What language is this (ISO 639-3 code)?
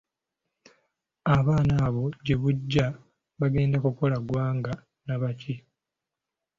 lug